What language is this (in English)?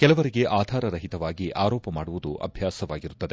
Kannada